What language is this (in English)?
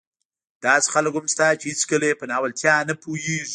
Pashto